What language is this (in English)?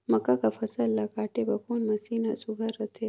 Chhattisgarhi